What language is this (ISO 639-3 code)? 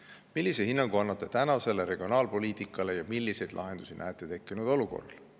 est